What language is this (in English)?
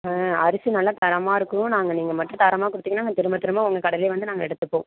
Tamil